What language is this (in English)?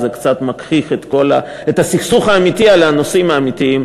Hebrew